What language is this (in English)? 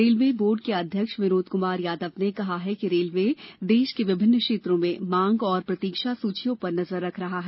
Hindi